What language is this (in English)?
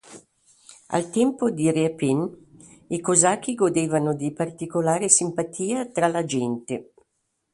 Italian